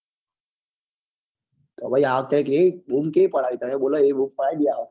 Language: Gujarati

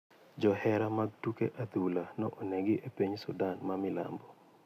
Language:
Luo (Kenya and Tanzania)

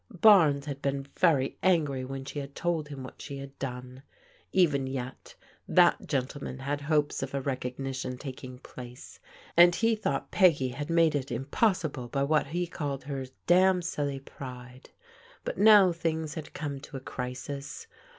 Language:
English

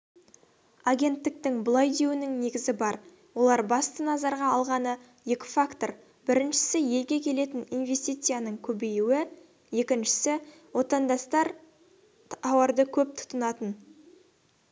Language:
Kazakh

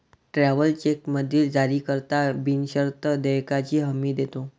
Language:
Marathi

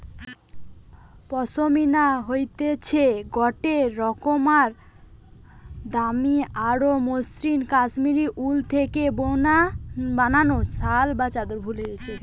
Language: Bangla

